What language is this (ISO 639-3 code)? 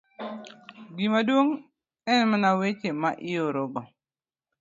luo